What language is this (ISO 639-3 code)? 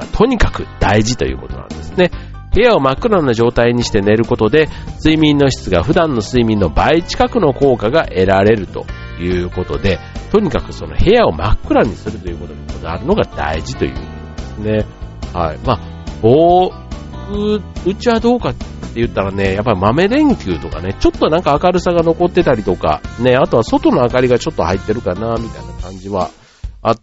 jpn